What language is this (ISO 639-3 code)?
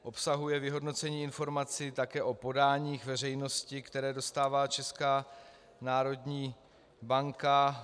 ces